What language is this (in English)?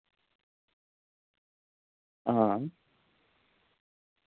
Dogri